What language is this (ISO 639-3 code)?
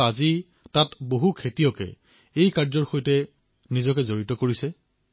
asm